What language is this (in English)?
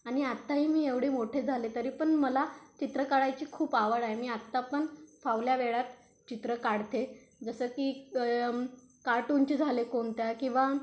Marathi